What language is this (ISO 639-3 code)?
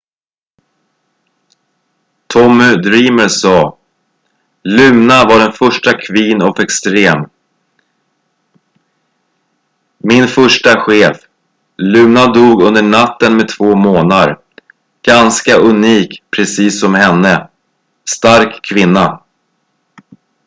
swe